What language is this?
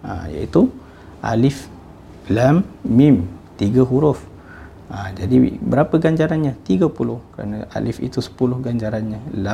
Malay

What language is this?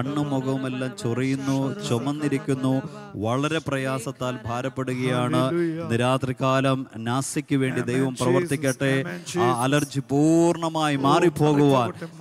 Malayalam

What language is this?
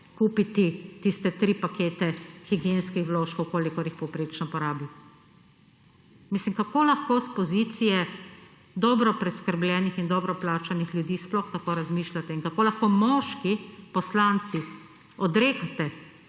Slovenian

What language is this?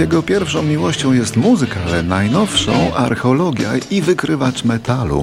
Polish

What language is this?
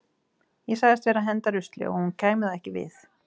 Icelandic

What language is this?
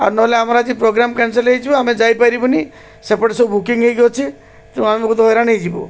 Odia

